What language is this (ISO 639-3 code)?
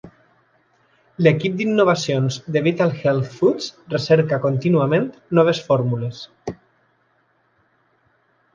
cat